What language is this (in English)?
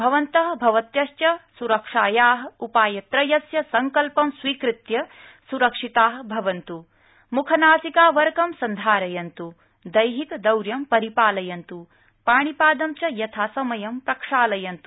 Sanskrit